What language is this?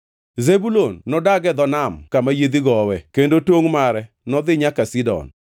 Luo (Kenya and Tanzania)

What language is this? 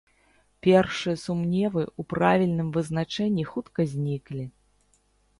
Belarusian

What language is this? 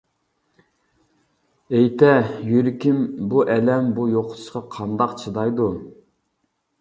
Uyghur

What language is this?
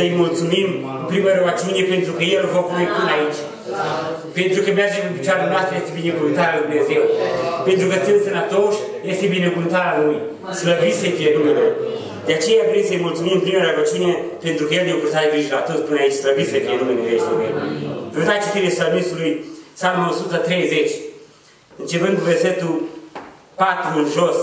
Romanian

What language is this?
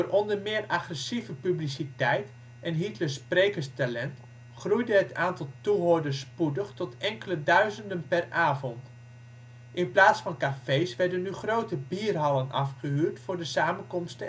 Dutch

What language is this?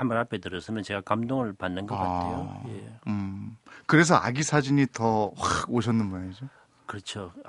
Korean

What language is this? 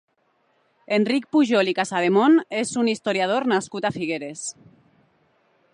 Catalan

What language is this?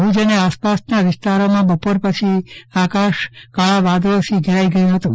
Gujarati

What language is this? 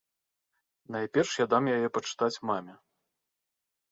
Belarusian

